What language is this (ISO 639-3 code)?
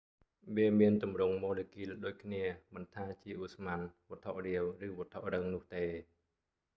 khm